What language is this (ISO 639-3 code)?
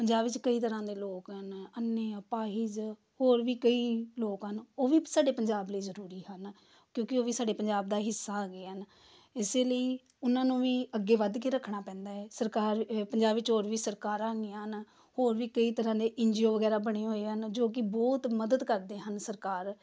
pan